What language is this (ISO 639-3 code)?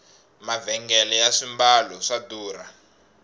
tso